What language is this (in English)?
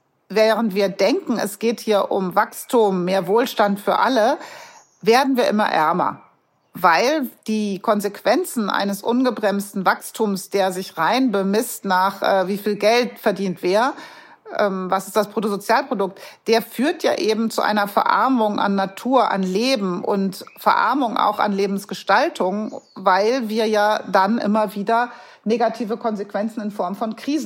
German